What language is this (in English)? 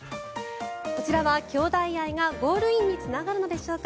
Japanese